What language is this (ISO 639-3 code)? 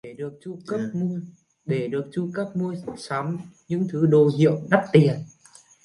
vie